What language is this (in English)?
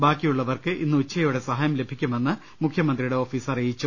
Malayalam